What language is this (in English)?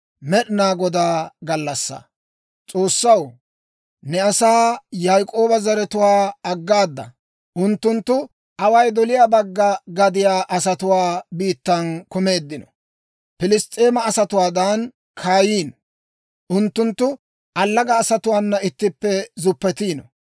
Dawro